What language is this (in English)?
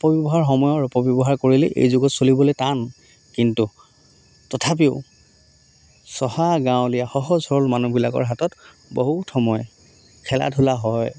Assamese